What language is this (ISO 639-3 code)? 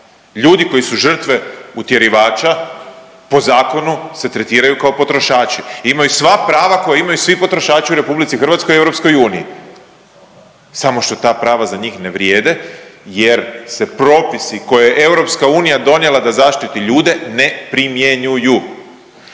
hrv